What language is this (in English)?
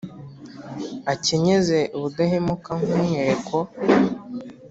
Kinyarwanda